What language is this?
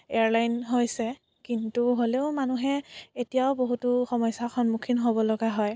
Assamese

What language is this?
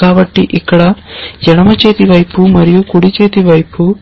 Telugu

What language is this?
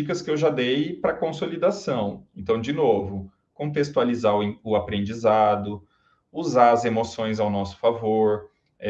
Portuguese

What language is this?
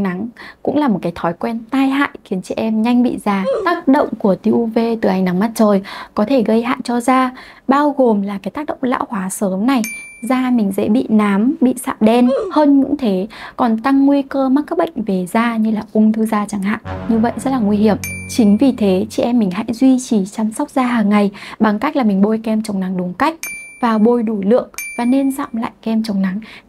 Vietnamese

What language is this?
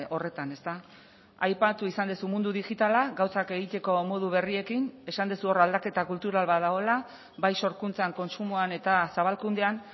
Basque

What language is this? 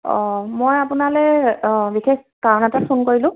Assamese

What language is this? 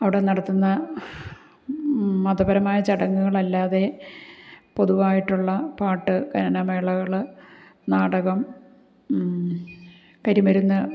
Malayalam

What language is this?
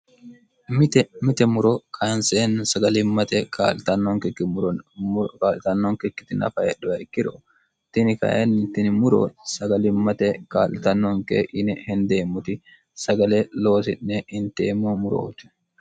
Sidamo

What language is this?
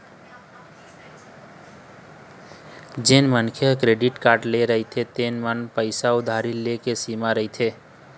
Chhattisgarhi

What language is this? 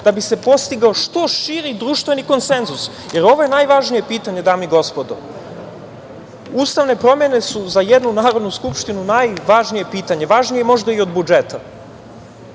Serbian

